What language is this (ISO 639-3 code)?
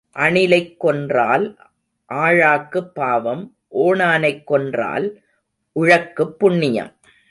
tam